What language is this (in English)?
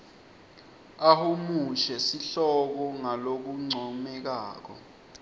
Swati